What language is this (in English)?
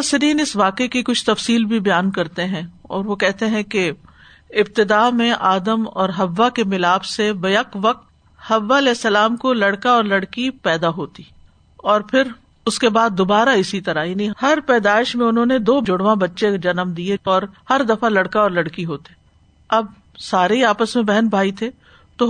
Urdu